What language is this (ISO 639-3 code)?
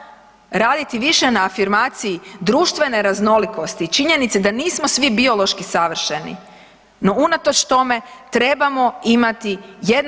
hrv